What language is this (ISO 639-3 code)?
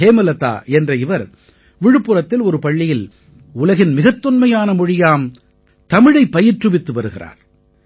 tam